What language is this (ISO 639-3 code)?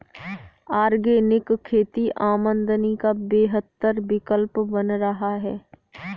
hin